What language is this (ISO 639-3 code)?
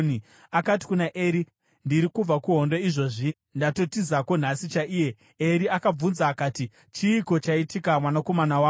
sna